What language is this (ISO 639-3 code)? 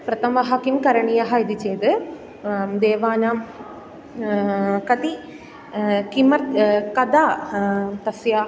san